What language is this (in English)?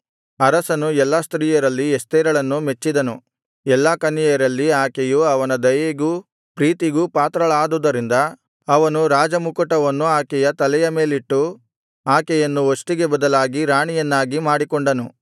Kannada